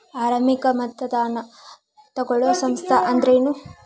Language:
Kannada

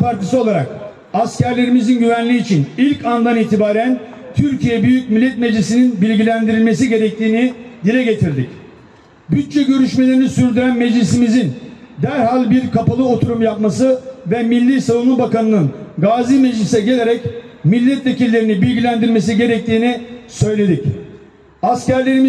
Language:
Turkish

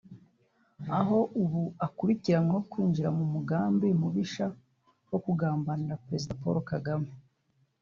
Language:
Kinyarwanda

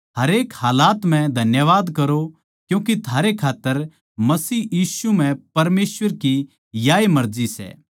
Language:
Haryanvi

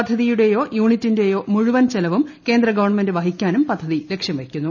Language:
Malayalam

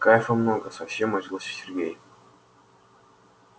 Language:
Russian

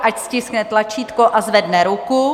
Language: Czech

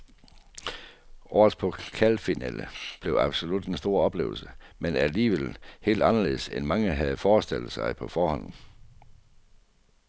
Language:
Danish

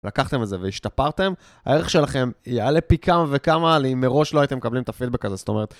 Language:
Hebrew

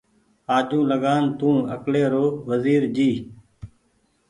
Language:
Goaria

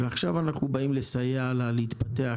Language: Hebrew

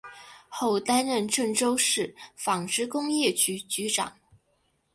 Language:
Chinese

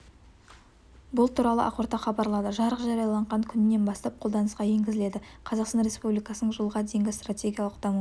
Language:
Kazakh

